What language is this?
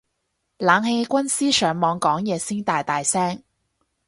Cantonese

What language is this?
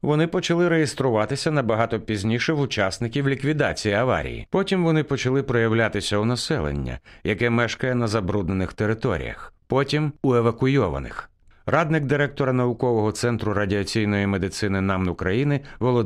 Ukrainian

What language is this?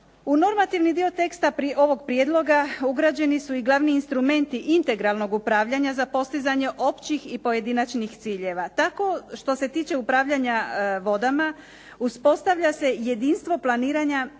Croatian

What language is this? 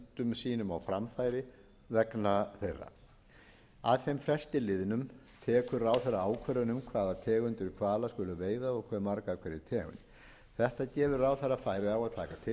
Icelandic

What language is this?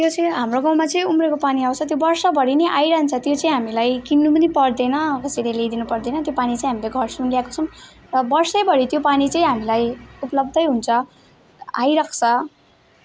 Nepali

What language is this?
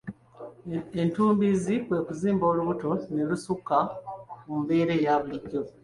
Ganda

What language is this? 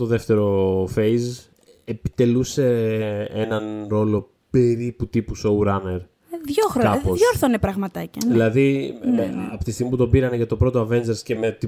Greek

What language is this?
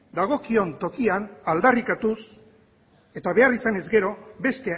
Basque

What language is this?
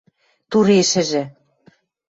Western Mari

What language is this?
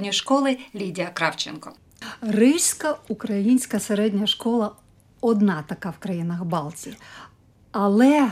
Ukrainian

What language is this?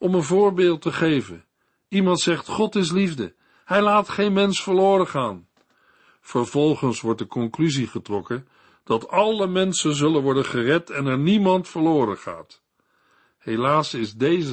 Dutch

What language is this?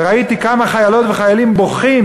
Hebrew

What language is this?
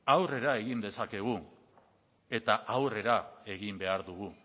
Basque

